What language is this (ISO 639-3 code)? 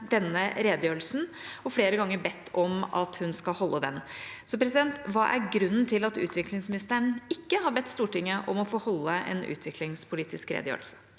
nor